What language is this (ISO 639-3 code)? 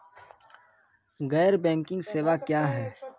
mai